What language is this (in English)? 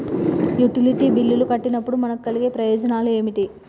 Telugu